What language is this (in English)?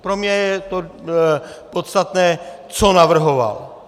Czech